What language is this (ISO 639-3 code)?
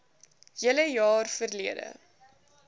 afr